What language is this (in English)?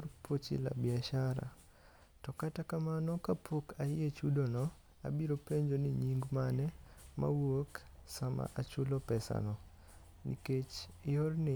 Luo (Kenya and Tanzania)